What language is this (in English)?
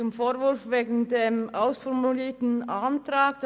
Swiss German